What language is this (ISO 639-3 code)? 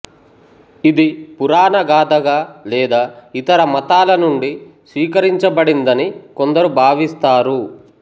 tel